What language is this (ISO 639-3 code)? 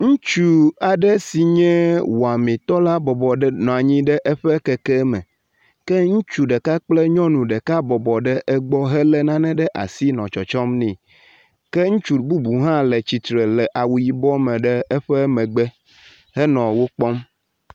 ewe